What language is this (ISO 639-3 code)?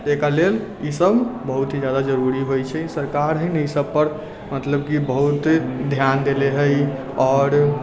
mai